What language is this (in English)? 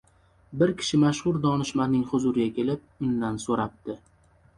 Uzbek